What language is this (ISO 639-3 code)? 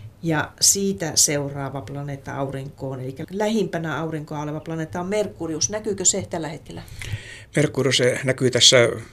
fin